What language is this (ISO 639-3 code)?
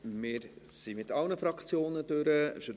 gsw